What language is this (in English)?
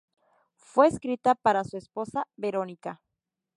Spanish